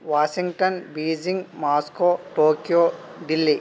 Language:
Telugu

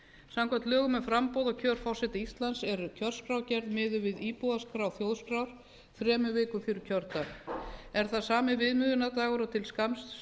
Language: Icelandic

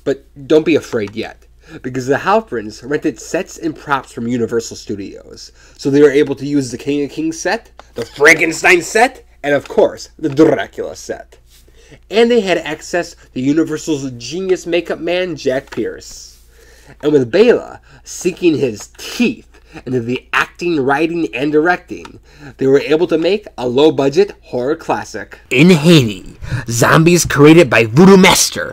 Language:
English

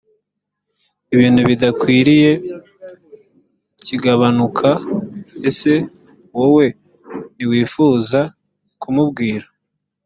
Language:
Kinyarwanda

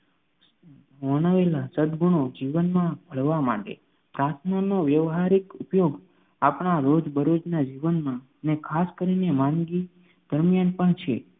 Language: Gujarati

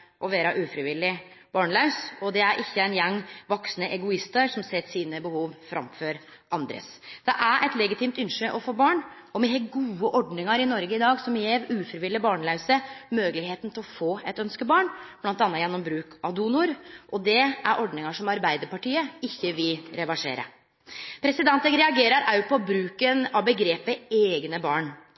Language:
Norwegian Nynorsk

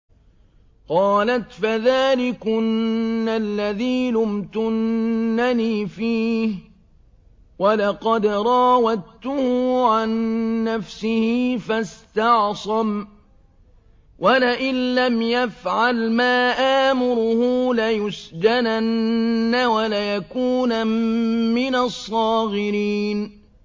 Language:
Arabic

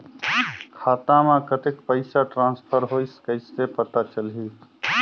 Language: Chhattisgarhi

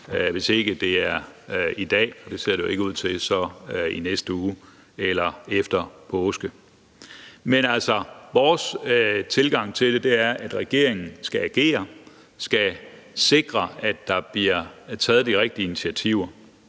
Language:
Danish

